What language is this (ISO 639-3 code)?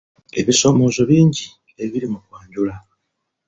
lug